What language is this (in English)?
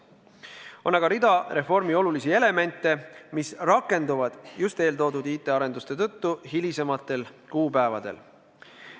Estonian